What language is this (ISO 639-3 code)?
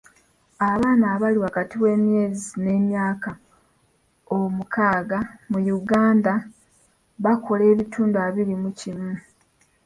lug